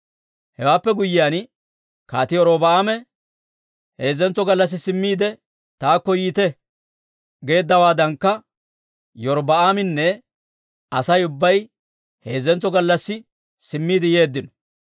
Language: Dawro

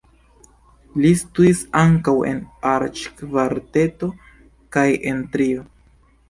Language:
Esperanto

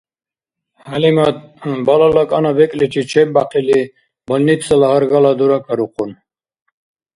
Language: Dargwa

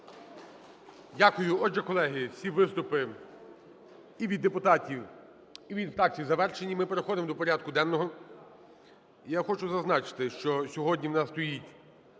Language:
Ukrainian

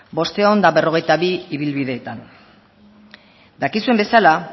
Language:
Basque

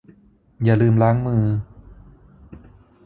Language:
Thai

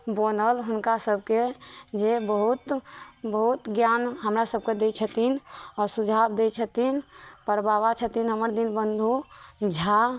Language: Maithili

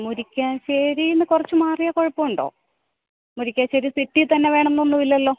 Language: Malayalam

